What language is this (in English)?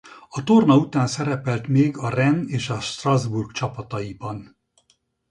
Hungarian